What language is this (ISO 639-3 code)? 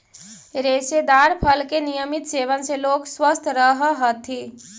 mag